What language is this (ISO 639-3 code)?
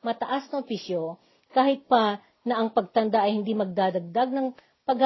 fil